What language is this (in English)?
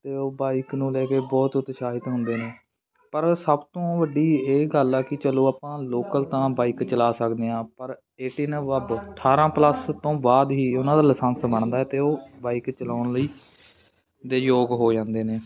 Punjabi